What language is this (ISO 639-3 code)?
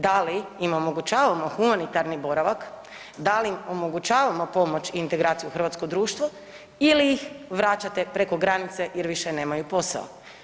hrv